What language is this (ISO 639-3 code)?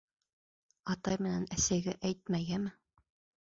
bak